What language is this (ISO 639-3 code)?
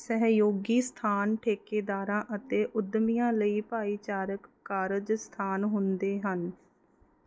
pan